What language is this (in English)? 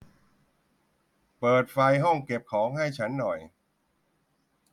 Thai